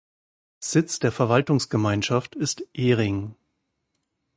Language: German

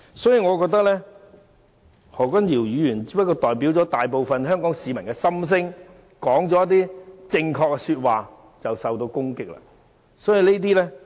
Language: Cantonese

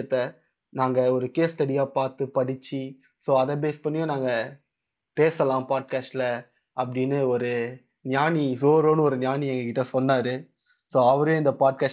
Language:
Tamil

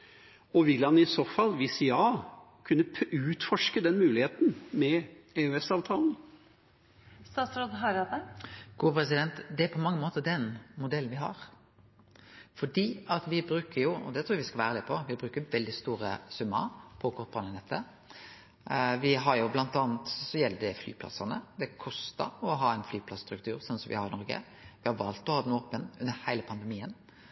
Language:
Norwegian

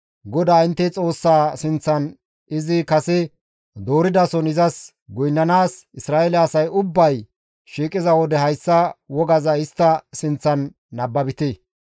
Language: Gamo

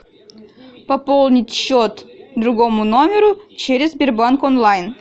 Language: Russian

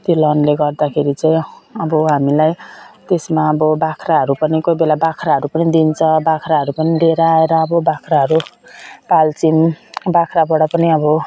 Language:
Nepali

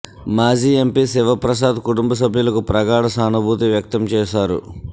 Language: Telugu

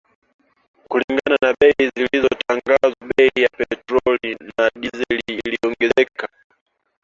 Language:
Swahili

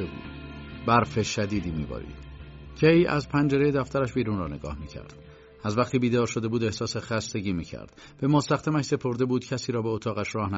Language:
Persian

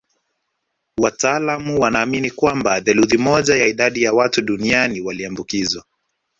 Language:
Swahili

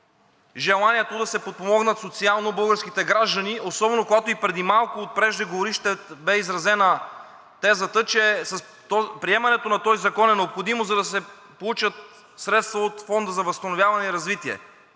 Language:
Bulgarian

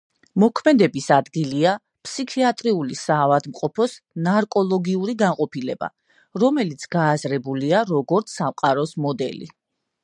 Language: Georgian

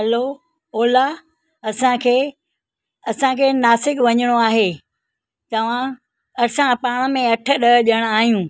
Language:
Sindhi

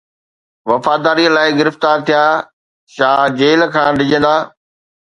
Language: Sindhi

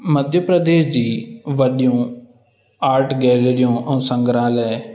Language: Sindhi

